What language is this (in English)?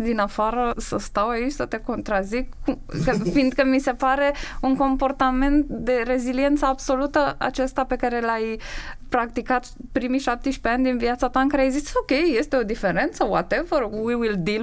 Romanian